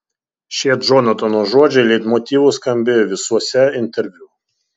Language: Lithuanian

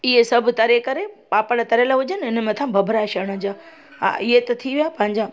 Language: Sindhi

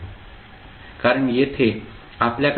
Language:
Marathi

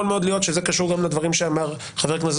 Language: Hebrew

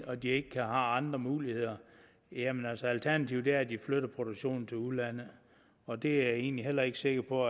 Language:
Danish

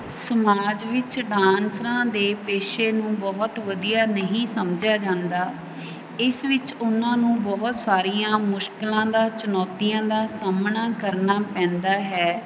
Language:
Punjabi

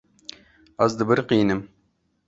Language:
Kurdish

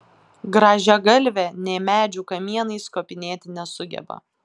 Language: Lithuanian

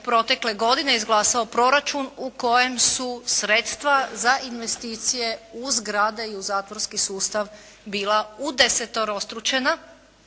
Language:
Croatian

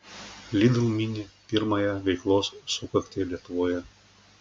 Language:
Lithuanian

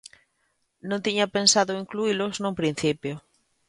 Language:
Galician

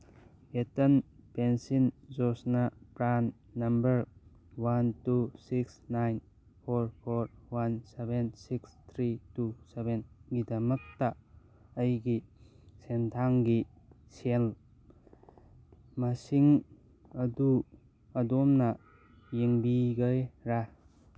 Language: Manipuri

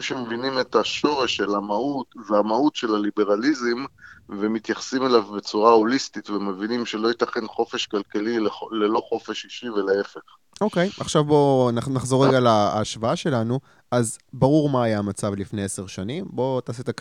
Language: Hebrew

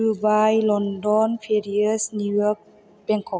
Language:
Bodo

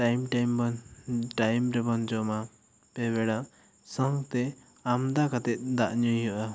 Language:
Santali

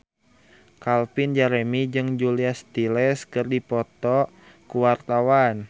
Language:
Sundanese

